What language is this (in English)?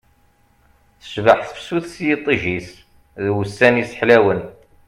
Kabyle